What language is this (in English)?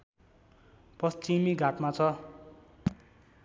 Nepali